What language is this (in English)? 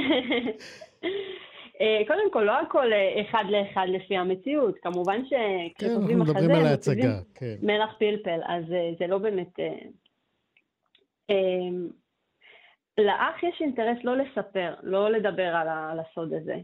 Hebrew